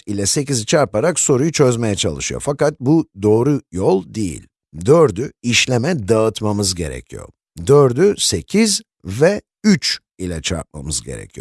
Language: Turkish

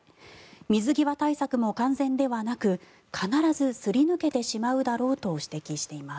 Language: Japanese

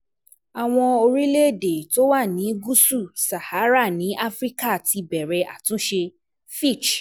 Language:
Yoruba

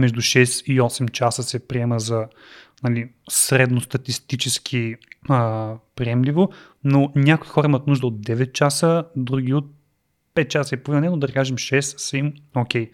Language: Bulgarian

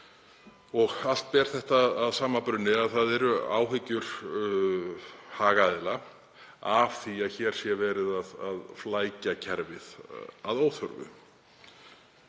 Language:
Icelandic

